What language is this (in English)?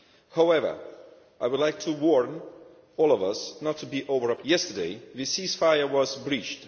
English